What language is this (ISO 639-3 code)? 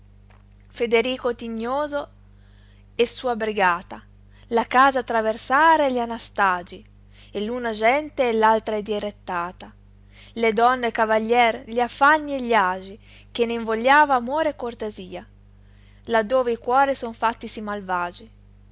ita